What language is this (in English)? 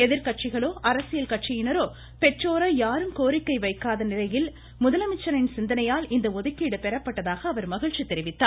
Tamil